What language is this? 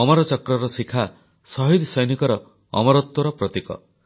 Odia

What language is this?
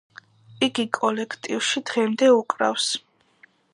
Georgian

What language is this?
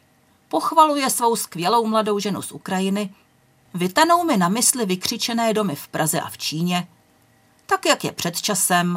Czech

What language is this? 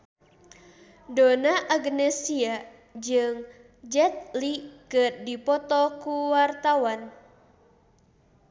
Sundanese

